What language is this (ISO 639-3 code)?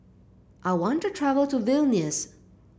eng